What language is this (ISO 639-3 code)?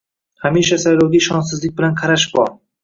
uzb